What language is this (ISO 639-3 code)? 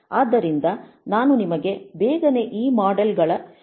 kan